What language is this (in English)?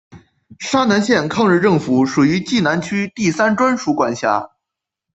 Chinese